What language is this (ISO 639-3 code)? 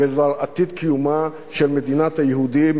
heb